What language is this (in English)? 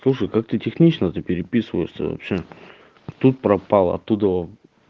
Russian